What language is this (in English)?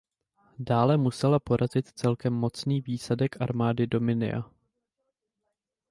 Czech